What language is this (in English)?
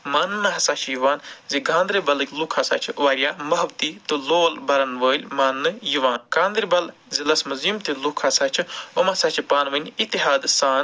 Kashmiri